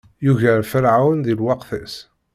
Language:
Kabyle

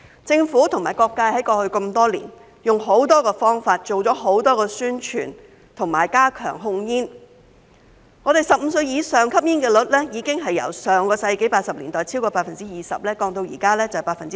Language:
Cantonese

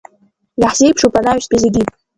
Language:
Abkhazian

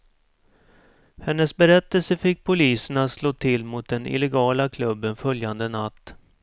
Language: Swedish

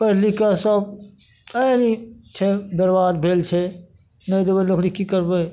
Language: Maithili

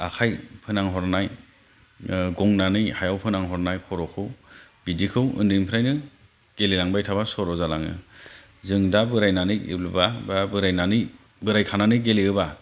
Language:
Bodo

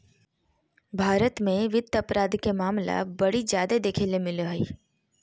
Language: Magahi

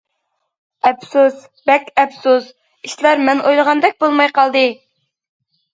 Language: Uyghur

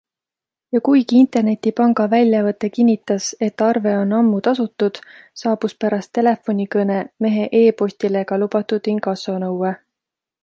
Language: Estonian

